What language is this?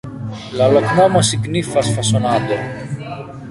Esperanto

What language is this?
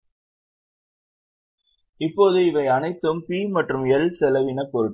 Tamil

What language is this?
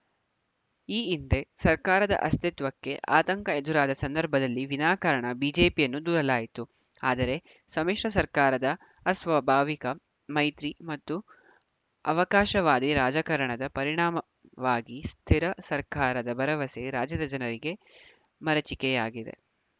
Kannada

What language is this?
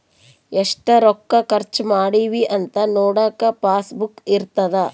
Kannada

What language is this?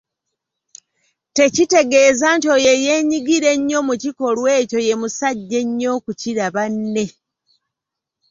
Ganda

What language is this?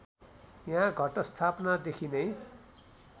Nepali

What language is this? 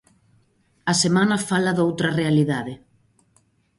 Galician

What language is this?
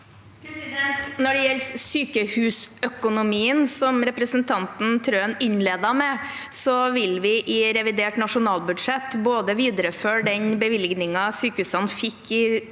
Norwegian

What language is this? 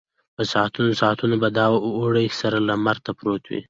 Pashto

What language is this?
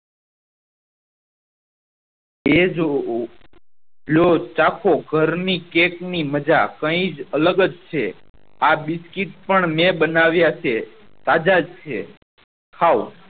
Gujarati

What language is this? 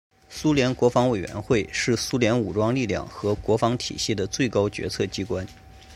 Chinese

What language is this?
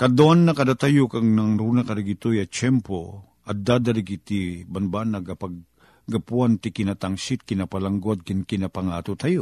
Filipino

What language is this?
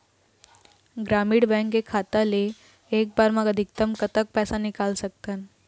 Chhattisgarhi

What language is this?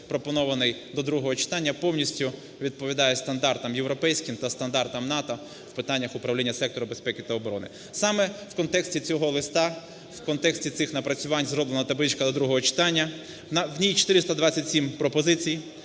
Ukrainian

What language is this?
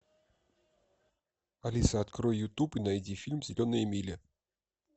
Russian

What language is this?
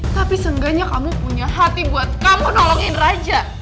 Indonesian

